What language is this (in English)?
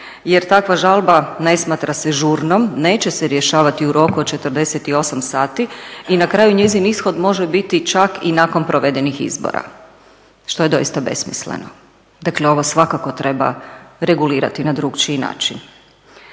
Croatian